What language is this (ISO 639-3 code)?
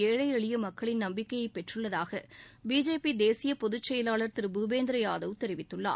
tam